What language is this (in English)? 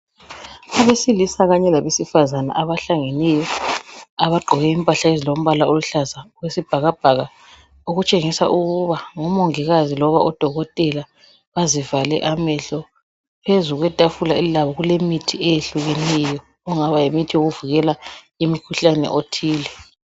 North Ndebele